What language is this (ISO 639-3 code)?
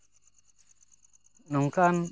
sat